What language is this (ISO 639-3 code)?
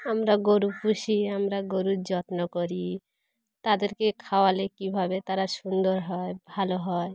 ben